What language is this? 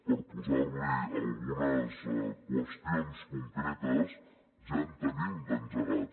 Catalan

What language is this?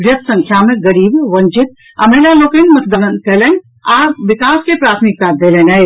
Maithili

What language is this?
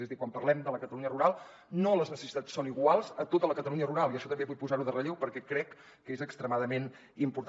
Catalan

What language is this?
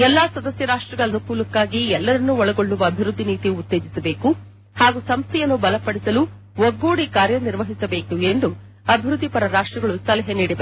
Kannada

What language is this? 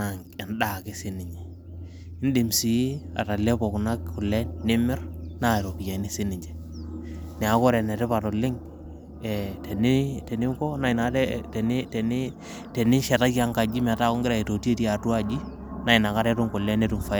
Masai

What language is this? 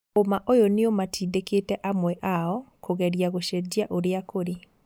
Kikuyu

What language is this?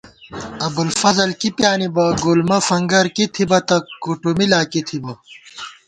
Gawar-Bati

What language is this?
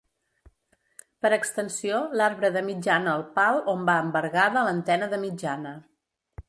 Catalan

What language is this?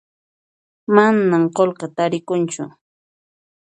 Puno Quechua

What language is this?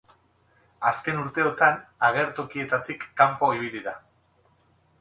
Basque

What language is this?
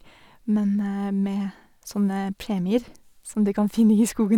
Norwegian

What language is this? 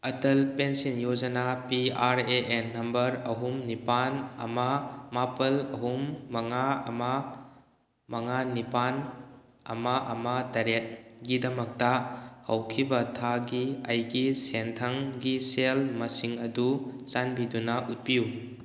Manipuri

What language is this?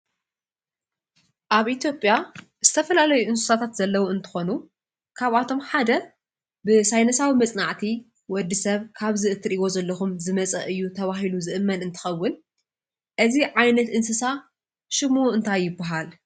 Tigrinya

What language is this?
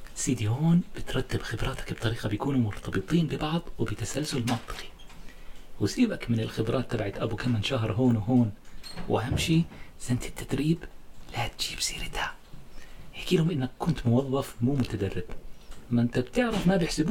Arabic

